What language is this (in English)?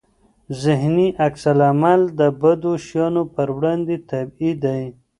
Pashto